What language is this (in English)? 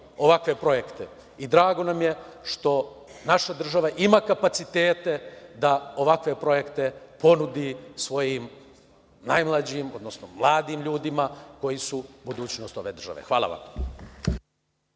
Serbian